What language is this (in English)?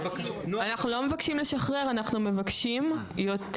Hebrew